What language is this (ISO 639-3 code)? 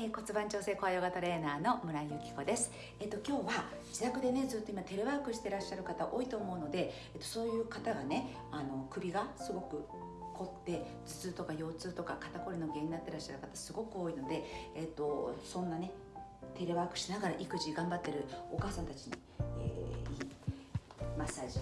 jpn